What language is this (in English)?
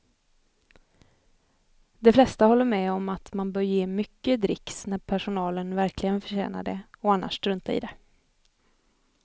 Swedish